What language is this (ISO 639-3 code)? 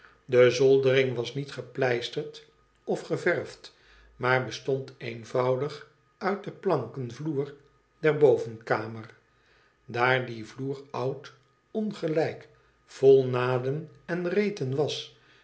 nld